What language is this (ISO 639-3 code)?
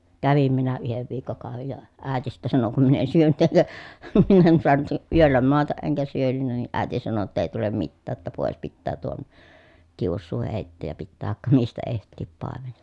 fin